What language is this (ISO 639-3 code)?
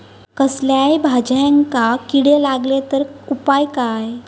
mar